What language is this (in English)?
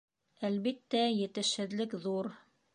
Bashkir